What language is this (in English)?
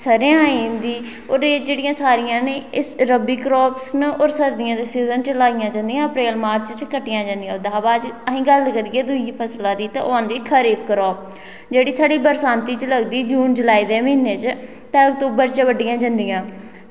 Dogri